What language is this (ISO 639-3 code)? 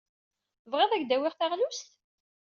kab